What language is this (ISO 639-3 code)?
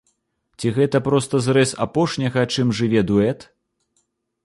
bel